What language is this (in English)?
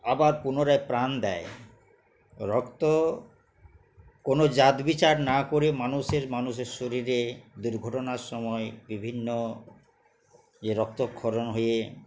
Bangla